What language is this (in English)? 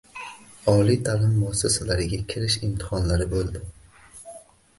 Uzbek